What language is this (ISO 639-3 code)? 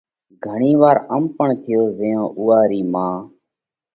kvx